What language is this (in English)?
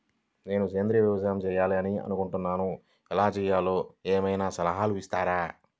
Telugu